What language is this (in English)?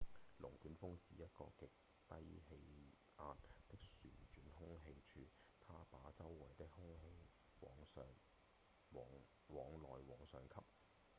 Cantonese